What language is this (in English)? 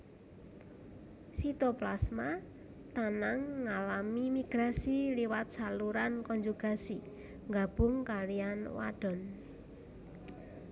Javanese